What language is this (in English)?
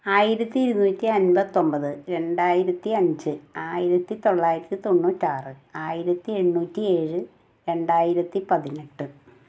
Malayalam